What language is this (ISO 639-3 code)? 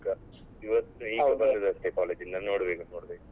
kan